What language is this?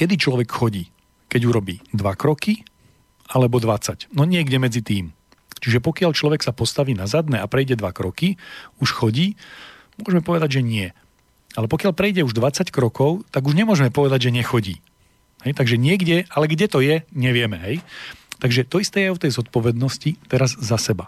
Slovak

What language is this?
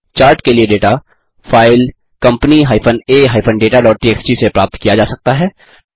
Hindi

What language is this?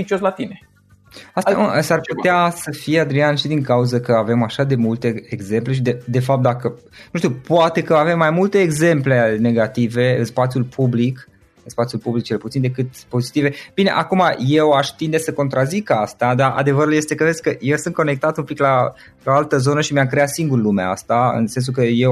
Romanian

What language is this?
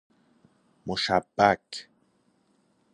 Persian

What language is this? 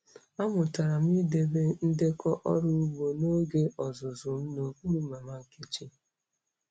Igbo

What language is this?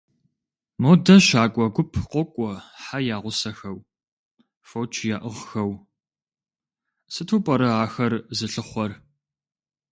Kabardian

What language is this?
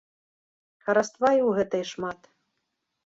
Belarusian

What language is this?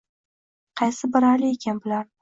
Uzbek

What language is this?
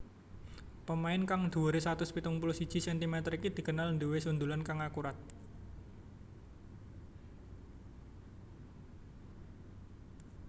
Javanese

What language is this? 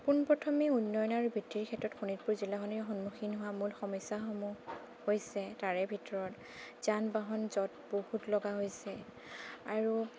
Assamese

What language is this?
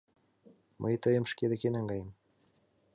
Mari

